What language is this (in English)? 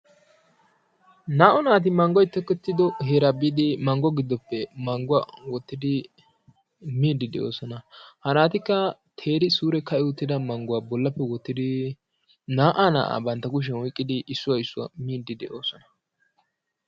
Wolaytta